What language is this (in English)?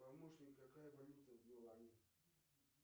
Russian